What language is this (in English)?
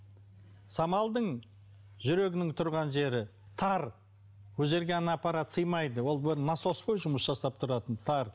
Kazakh